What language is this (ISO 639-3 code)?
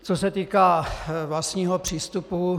ces